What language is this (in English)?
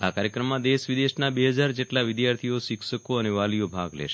Gujarati